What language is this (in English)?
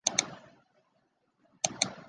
Chinese